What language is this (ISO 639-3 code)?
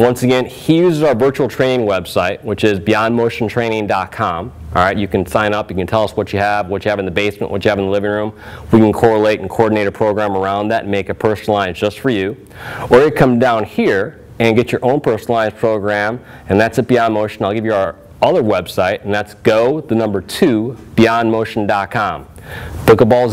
eng